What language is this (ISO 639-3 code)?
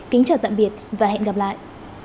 vie